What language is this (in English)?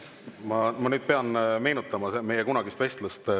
Estonian